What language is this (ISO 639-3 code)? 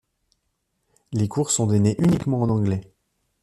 fra